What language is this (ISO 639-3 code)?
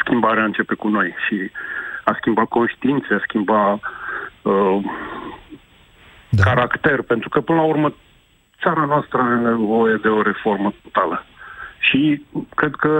ron